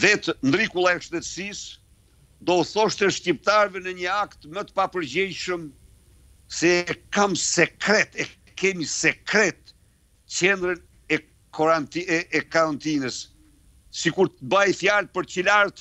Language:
Romanian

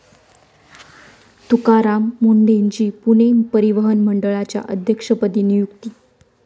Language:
Marathi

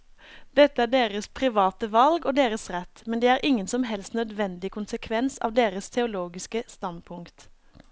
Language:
Norwegian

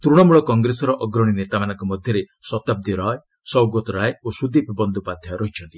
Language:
Odia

